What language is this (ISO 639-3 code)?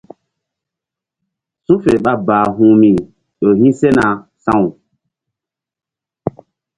mdd